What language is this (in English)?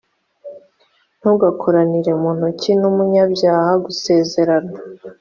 Kinyarwanda